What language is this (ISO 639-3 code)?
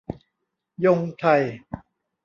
tha